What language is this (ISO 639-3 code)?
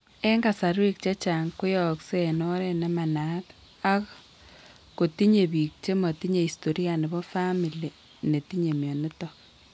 kln